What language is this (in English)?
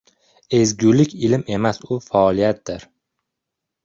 Uzbek